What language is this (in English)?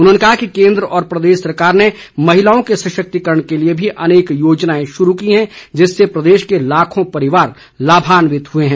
Hindi